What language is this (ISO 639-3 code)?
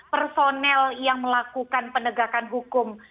ind